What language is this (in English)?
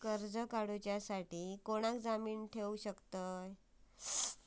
Marathi